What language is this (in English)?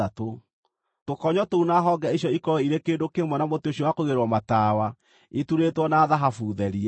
Kikuyu